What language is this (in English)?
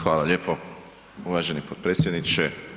Croatian